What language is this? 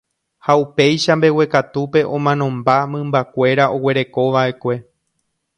Guarani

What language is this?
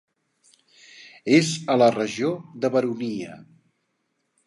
Catalan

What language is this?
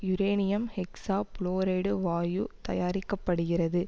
Tamil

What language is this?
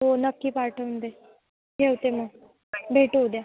Marathi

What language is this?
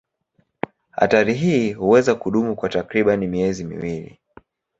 Swahili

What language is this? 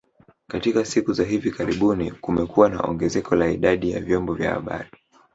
Swahili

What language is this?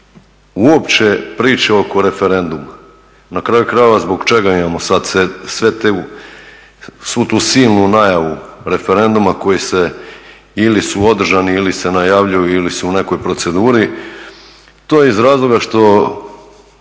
Croatian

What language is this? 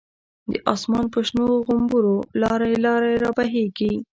Pashto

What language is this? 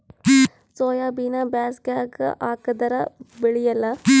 Kannada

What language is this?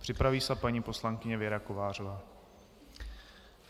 Czech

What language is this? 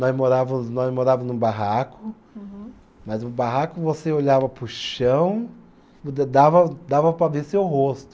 Portuguese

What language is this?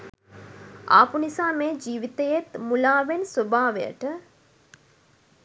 Sinhala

